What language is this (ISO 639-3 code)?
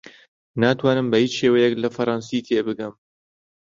ckb